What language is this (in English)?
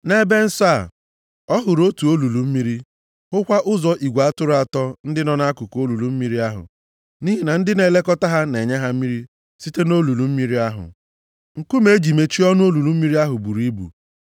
Igbo